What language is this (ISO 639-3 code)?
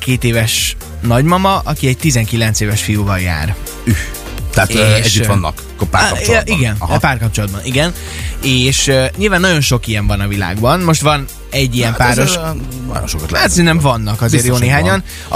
hun